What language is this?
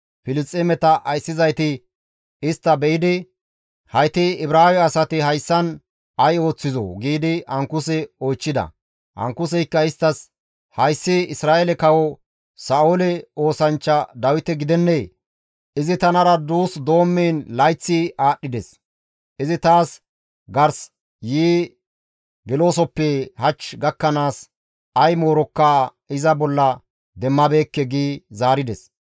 Gamo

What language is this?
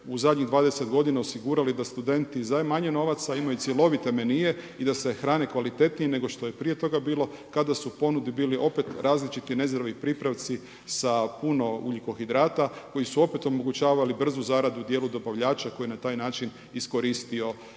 Croatian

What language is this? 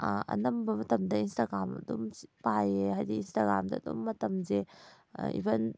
Manipuri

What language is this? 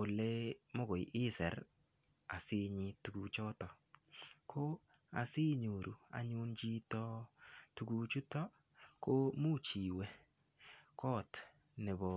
Kalenjin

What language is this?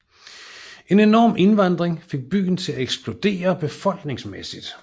Danish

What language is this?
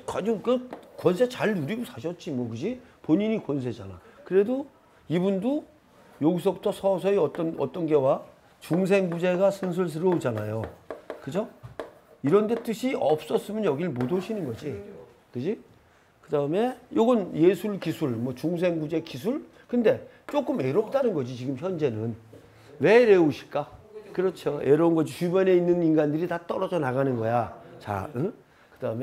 Korean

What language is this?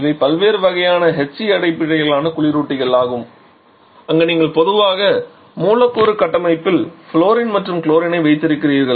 Tamil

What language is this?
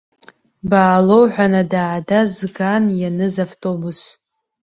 Abkhazian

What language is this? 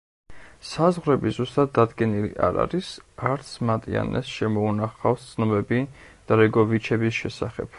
Georgian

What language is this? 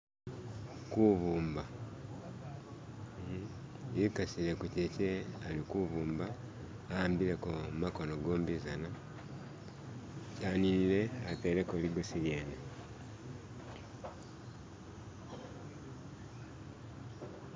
Masaaba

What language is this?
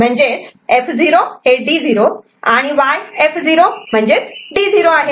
Marathi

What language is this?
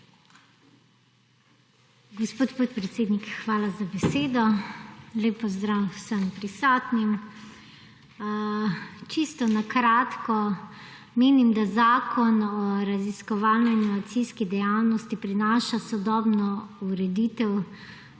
Slovenian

